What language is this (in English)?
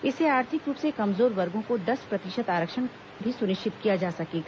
Hindi